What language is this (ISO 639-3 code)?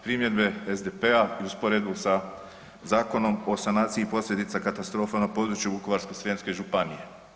hrv